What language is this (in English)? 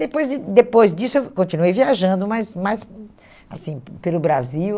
Portuguese